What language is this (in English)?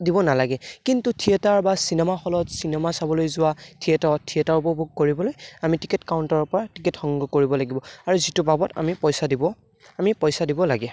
Assamese